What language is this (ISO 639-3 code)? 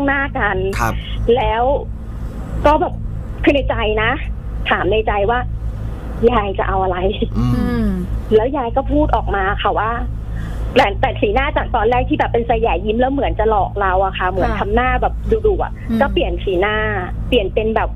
tha